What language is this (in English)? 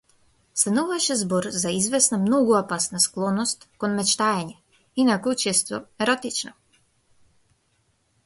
Macedonian